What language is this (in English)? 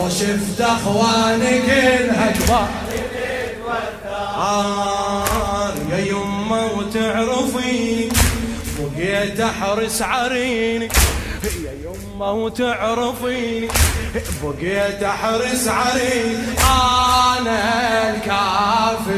Arabic